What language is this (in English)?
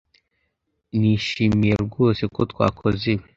Kinyarwanda